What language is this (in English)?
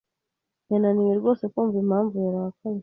Kinyarwanda